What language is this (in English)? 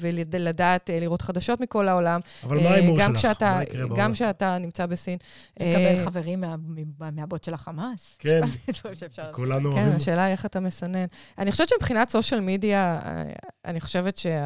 Hebrew